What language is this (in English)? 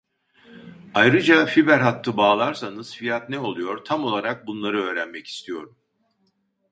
Turkish